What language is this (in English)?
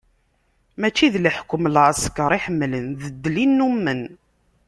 Kabyle